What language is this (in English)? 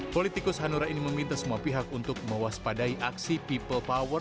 Indonesian